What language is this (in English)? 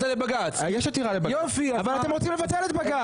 Hebrew